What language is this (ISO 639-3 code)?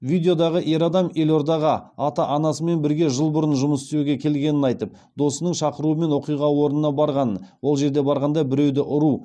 kaz